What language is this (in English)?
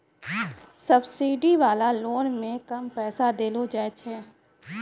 Maithili